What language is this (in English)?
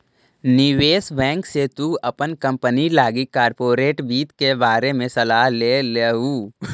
Magahi